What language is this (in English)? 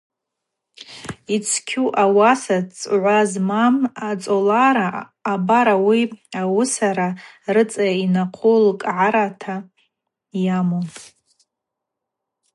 Abaza